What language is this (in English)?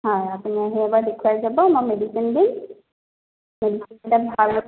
Assamese